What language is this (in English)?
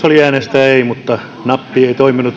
Finnish